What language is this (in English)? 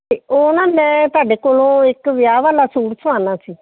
Punjabi